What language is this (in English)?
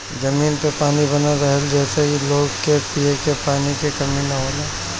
Bhojpuri